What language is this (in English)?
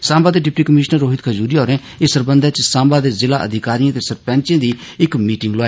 Dogri